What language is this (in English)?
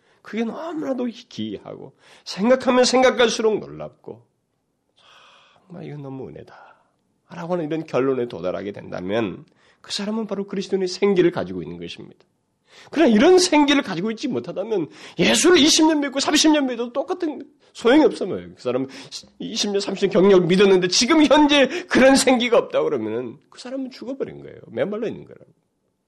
Korean